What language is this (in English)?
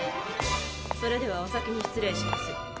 Japanese